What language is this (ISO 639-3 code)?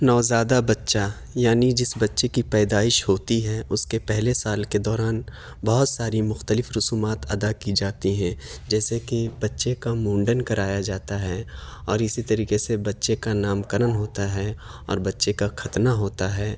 urd